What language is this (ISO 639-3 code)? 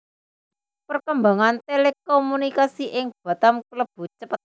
jav